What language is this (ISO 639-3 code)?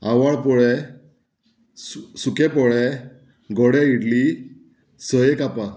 kok